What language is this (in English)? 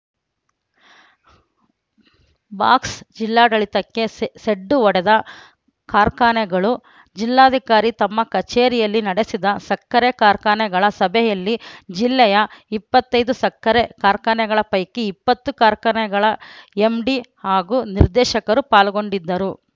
Kannada